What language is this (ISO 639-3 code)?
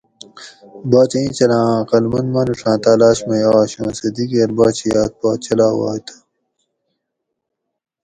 gwc